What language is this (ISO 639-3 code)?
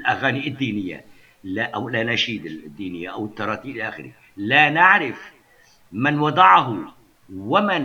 ara